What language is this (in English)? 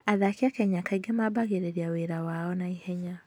Kikuyu